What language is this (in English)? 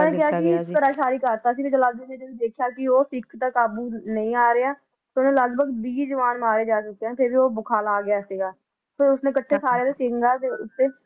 Punjabi